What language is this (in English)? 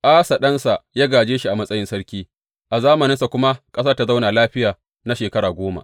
Hausa